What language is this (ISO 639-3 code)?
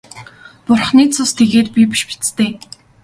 mon